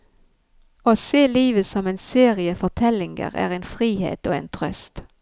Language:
Norwegian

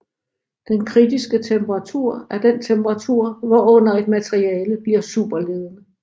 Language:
Danish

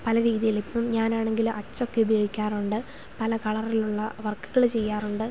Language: Malayalam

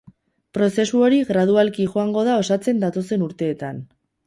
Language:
Basque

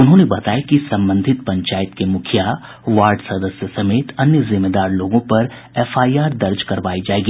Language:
Hindi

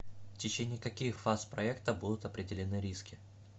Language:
Russian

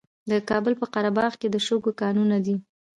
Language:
Pashto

